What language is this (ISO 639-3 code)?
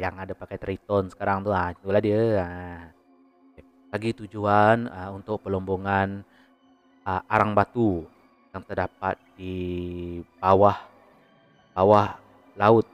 msa